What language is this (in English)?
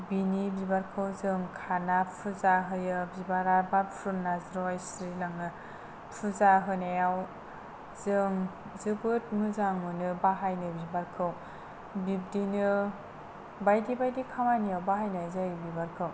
Bodo